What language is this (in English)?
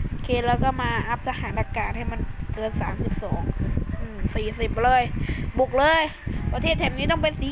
Thai